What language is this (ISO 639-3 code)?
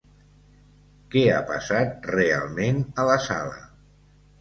cat